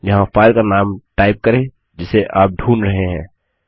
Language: Hindi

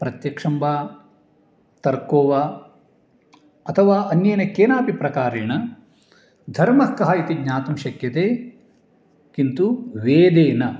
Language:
Sanskrit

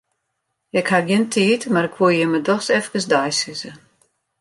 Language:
Western Frisian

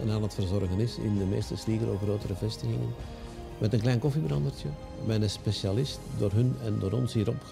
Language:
Dutch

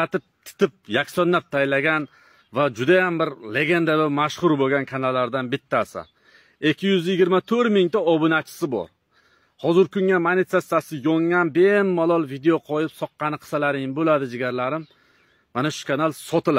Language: Turkish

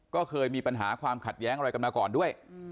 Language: Thai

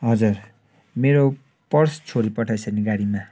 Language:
Nepali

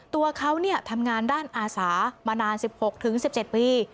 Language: Thai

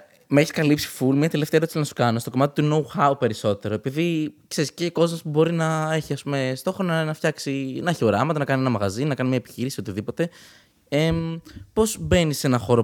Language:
Greek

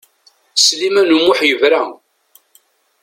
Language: Kabyle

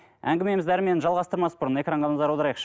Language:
Kazakh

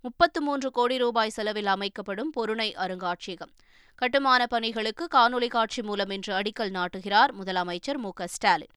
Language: Tamil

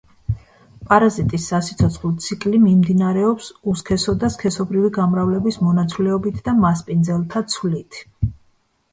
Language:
Georgian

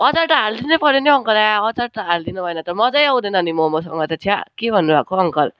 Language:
Nepali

